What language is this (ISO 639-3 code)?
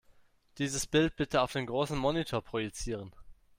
deu